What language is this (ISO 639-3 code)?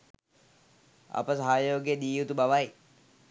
sin